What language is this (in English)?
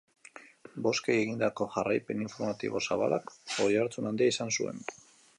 Basque